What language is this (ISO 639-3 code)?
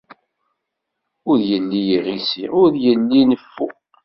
kab